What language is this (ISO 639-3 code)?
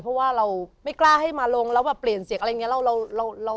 tha